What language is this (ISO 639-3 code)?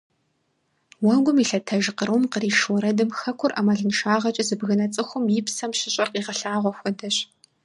kbd